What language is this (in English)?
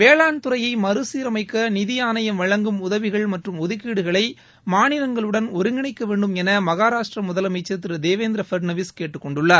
Tamil